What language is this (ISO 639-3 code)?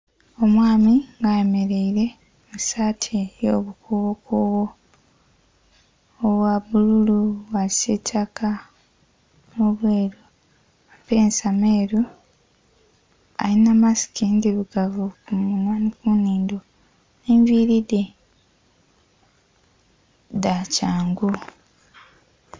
xog